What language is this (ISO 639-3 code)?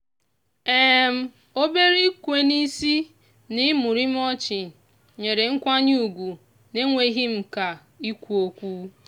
ibo